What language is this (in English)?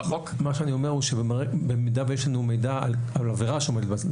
Hebrew